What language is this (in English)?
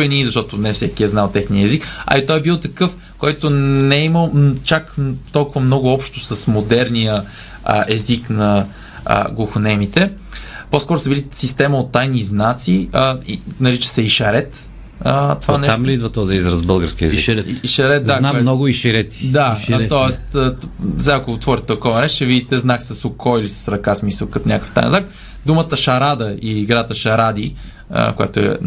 Bulgarian